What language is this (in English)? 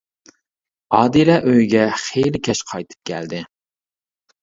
Uyghur